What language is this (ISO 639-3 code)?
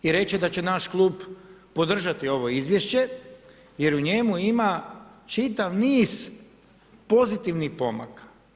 hrv